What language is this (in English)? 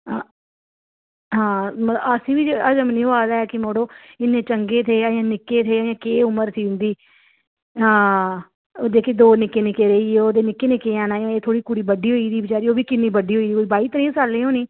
Dogri